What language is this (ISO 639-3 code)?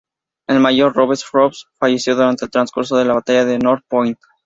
spa